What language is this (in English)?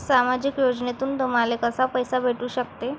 Marathi